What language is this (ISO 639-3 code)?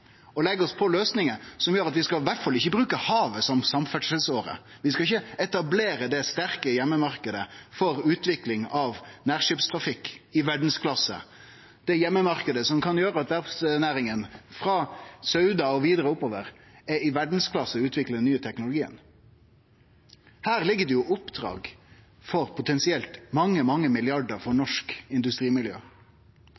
nno